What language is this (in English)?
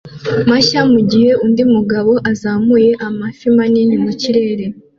Kinyarwanda